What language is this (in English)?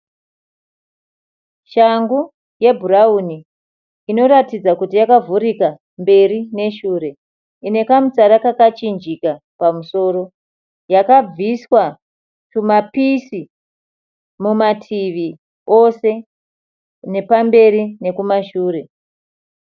Shona